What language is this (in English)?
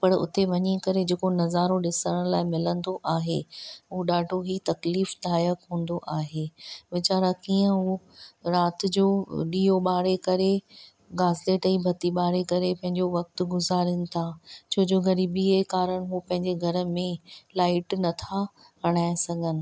Sindhi